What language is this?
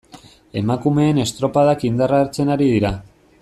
Basque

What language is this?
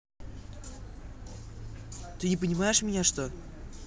Russian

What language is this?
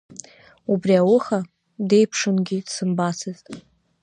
Abkhazian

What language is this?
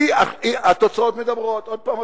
Hebrew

